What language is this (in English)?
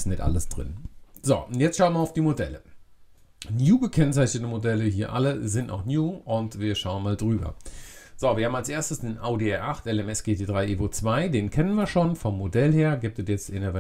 German